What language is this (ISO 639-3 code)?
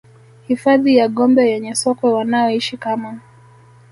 swa